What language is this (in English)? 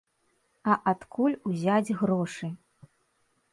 Belarusian